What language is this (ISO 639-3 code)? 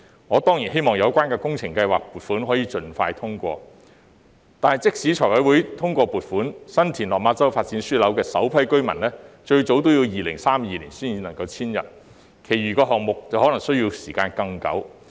yue